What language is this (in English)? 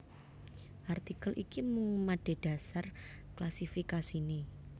Javanese